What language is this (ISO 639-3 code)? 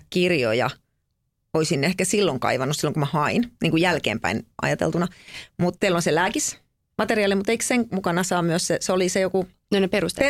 fin